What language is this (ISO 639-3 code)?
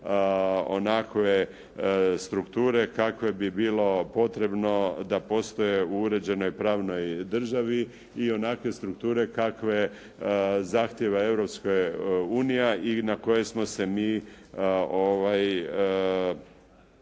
hrv